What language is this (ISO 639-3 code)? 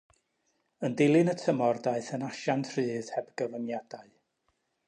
cym